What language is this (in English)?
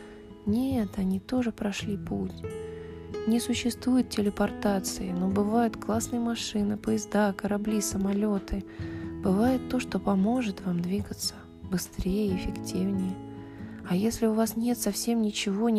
Russian